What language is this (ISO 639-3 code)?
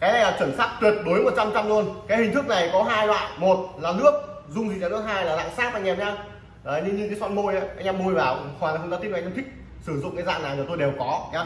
vie